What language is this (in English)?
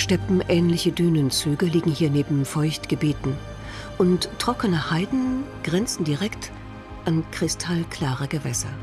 German